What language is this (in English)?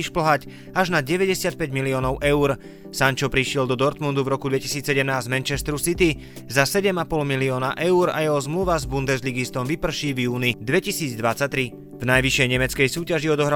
Slovak